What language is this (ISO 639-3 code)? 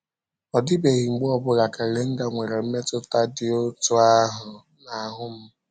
ibo